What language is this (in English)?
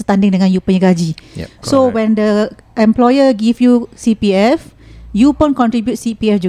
Malay